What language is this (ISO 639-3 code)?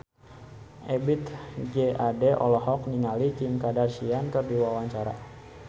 sun